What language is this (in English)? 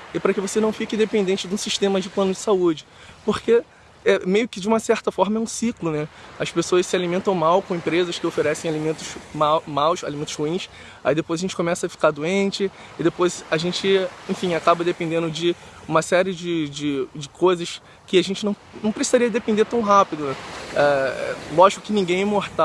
Portuguese